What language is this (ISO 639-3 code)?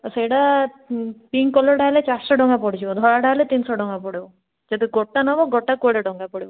ori